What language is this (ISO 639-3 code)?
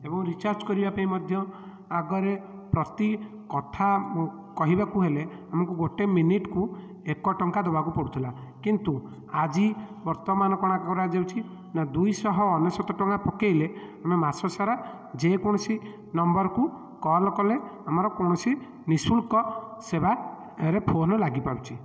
ori